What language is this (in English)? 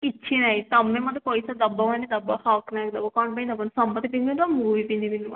Odia